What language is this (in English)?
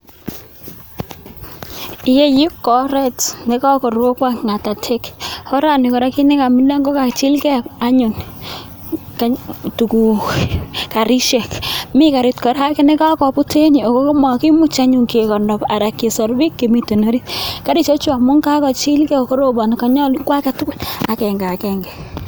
Kalenjin